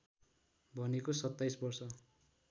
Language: Nepali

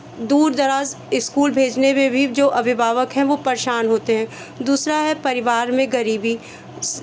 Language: Hindi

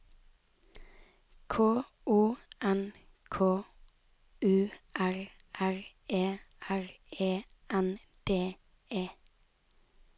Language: Norwegian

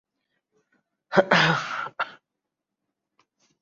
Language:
Urdu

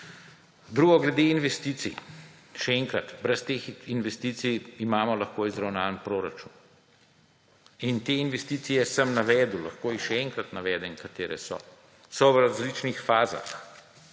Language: Slovenian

